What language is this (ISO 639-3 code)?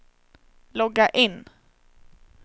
swe